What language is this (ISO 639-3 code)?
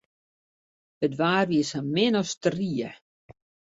fry